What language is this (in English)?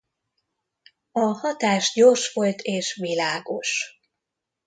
Hungarian